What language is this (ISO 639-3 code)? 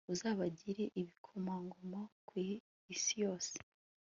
kin